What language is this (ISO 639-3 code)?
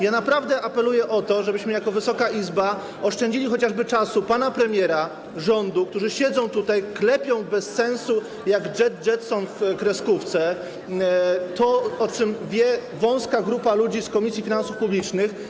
pol